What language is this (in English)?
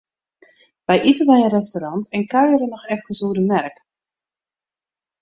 Western Frisian